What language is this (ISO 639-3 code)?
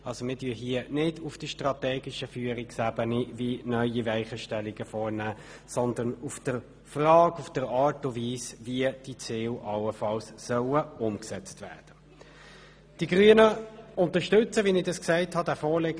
gsw